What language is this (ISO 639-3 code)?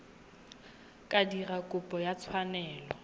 tsn